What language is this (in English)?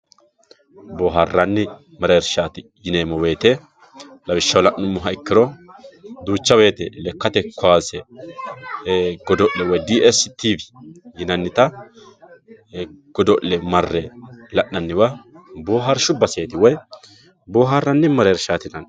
Sidamo